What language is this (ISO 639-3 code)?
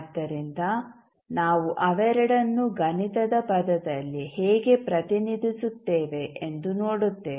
kan